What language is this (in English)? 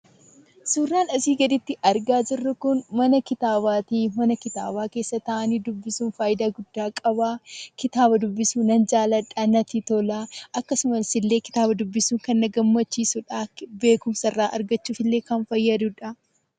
Oromo